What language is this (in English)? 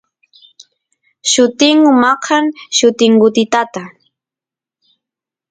Santiago del Estero Quichua